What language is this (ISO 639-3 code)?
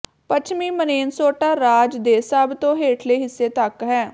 pan